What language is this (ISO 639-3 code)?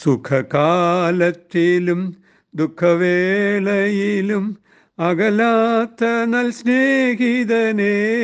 mal